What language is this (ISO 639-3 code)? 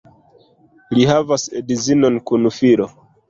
epo